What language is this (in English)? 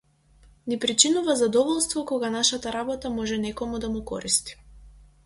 Macedonian